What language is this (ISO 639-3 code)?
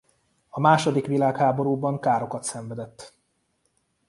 hun